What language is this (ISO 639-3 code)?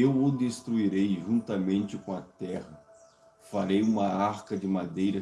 por